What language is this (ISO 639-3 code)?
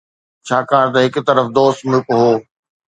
snd